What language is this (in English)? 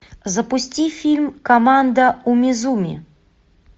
Russian